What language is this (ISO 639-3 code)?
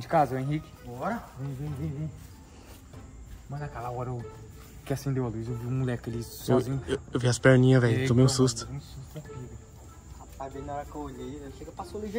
por